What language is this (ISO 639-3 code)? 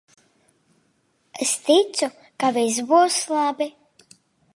lav